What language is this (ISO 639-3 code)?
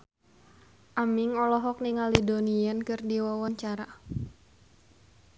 sun